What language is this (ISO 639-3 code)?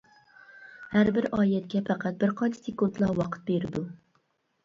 uig